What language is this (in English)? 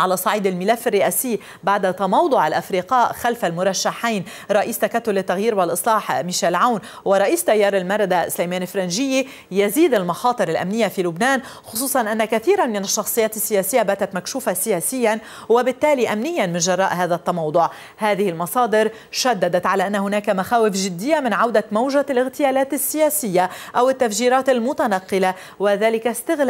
Arabic